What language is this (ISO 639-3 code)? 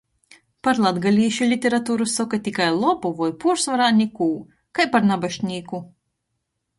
ltg